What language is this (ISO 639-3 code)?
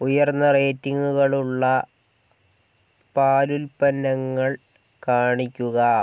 mal